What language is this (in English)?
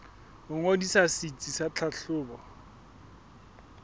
Southern Sotho